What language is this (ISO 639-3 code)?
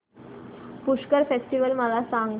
mar